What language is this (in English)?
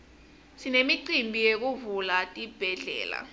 Swati